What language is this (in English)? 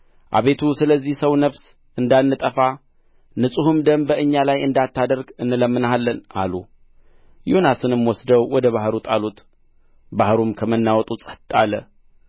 Amharic